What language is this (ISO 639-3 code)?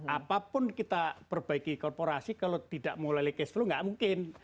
ind